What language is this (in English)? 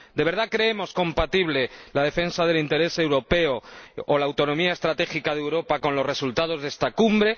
Spanish